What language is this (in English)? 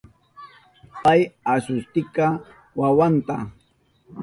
Southern Pastaza Quechua